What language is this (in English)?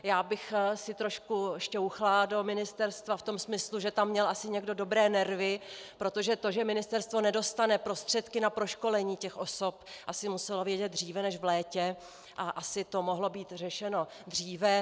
Czech